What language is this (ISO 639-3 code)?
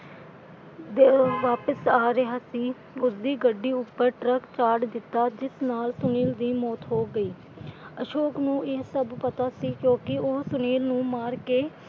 pan